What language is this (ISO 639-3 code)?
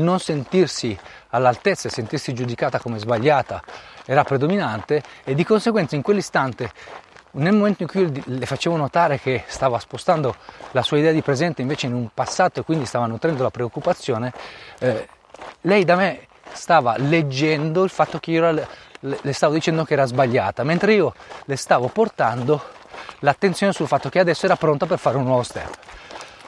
ita